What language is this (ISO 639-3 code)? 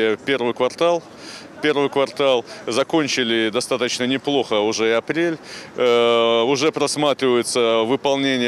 rus